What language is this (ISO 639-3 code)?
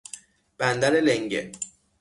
fas